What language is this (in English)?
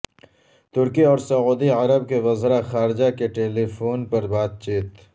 Urdu